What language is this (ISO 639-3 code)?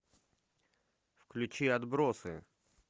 rus